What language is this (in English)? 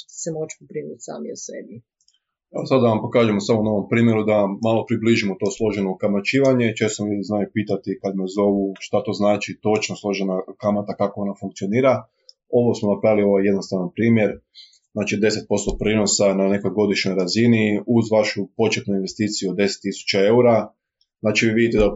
Croatian